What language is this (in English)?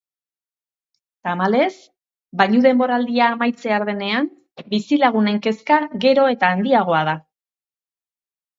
Basque